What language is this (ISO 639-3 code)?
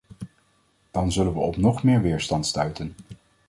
nld